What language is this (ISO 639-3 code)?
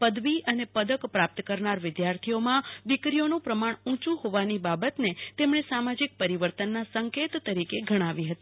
guj